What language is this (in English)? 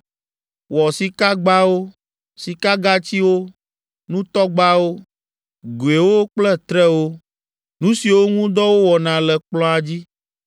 Ewe